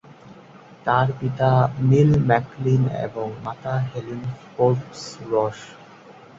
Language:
Bangla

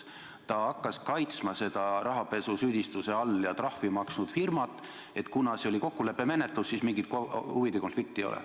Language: Estonian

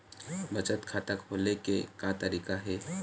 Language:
Chhattisgarhi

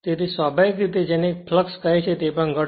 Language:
Gujarati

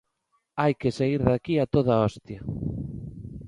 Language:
Galician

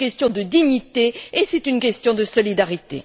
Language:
French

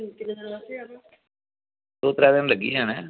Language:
Dogri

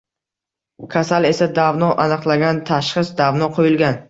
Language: Uzbek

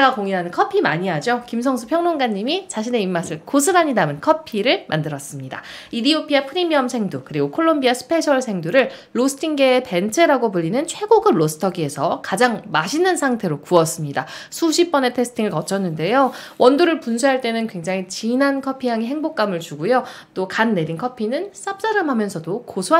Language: Korean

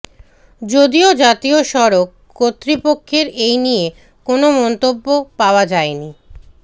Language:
Bangla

